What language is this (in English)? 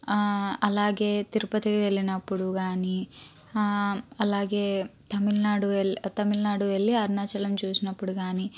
Telugu